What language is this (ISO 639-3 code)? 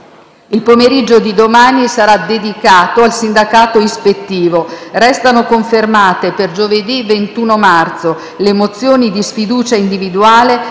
ita